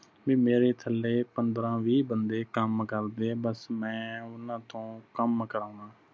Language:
Punjabi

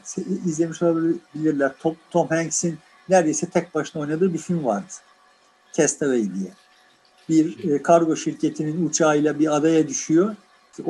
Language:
Turkish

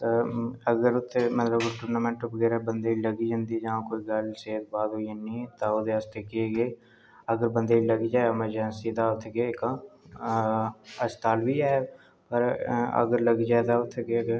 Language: Dogri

